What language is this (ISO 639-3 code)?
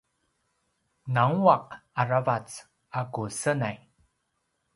pwn